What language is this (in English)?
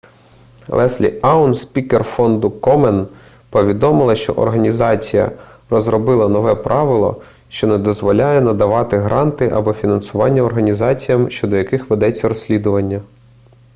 Ukrainian